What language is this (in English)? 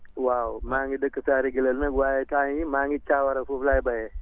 Wolof